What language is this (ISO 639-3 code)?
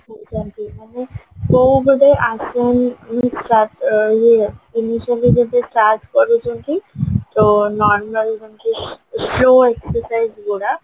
ori